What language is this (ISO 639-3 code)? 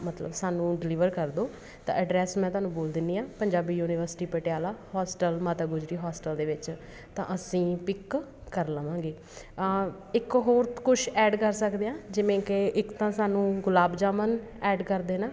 pan